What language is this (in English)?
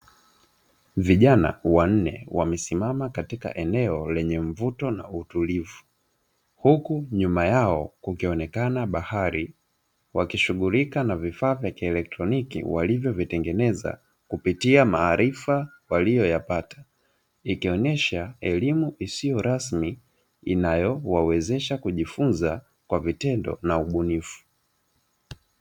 Swahili